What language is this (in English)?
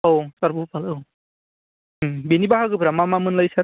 Bodo